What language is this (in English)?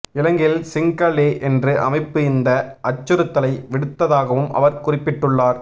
Tamil